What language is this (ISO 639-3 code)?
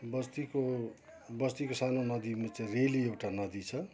nep